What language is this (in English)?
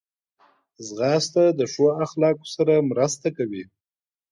Pashto